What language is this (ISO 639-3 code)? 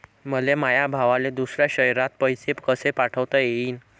mar